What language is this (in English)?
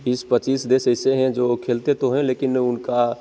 Hindi